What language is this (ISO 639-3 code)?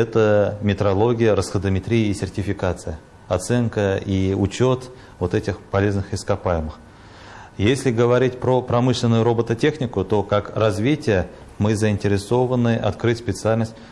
rus